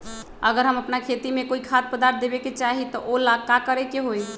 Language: Magahi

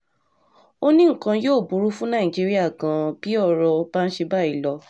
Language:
Yoruba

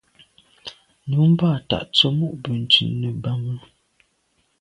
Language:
Medumba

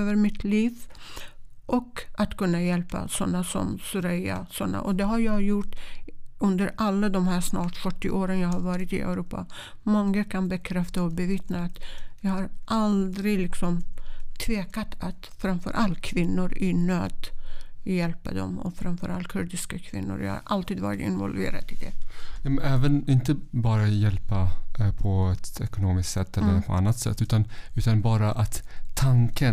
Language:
Swedish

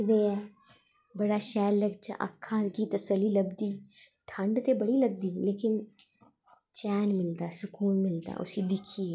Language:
Dogri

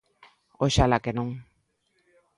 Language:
Galician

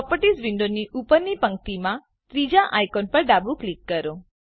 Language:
Gujarati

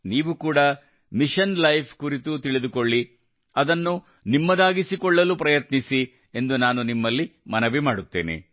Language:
Kannada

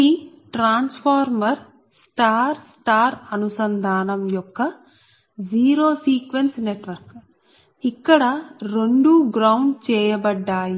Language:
Telugu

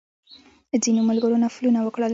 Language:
Pashto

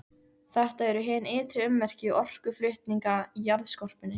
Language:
Icelandic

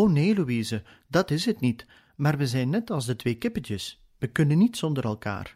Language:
Dutch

